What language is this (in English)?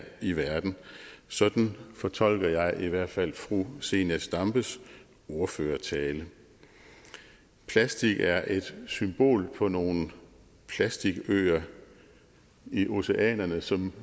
Danish